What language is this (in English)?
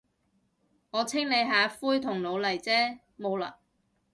Cantonese